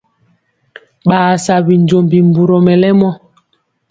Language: Mpiemo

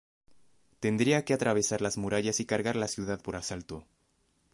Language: Spanish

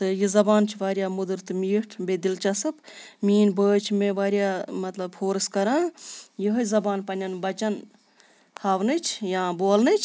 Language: Kashmiri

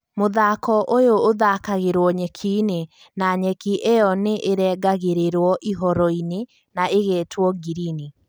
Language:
Kikuyu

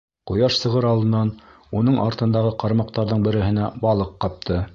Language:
Bashkir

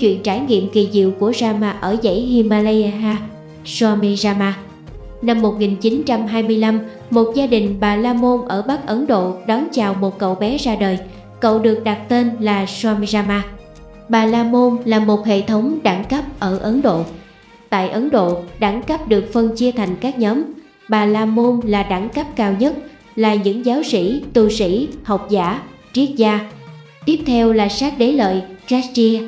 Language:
Vietnamese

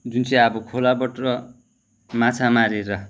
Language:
Nepali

